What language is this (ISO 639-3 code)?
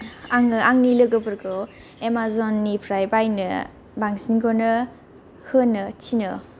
brx